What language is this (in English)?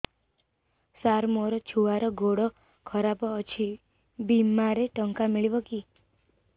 Odia